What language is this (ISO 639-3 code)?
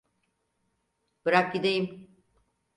tur